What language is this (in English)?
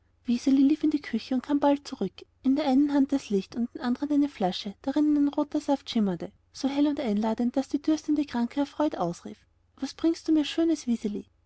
German